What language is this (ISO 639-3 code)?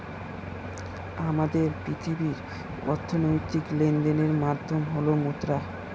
ben